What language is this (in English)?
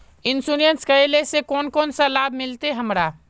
Magahi